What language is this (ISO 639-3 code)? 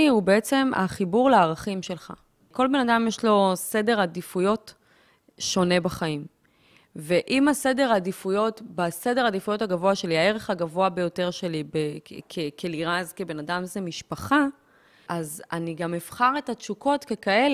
heb